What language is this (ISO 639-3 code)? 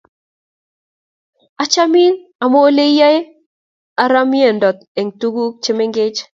kln